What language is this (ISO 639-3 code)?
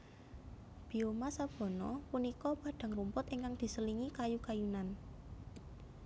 jav